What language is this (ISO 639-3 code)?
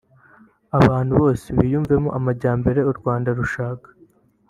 kin